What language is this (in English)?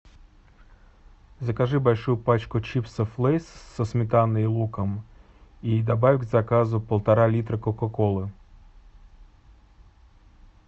Russian